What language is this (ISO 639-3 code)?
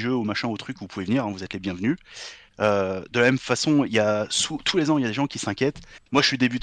fra